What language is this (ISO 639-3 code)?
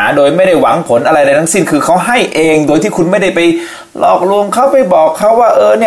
tha